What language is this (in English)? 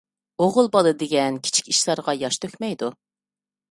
Uyghur